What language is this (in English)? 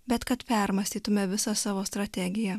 Lithuanian